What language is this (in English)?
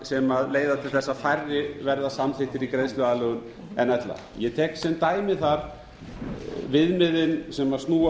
Icelandic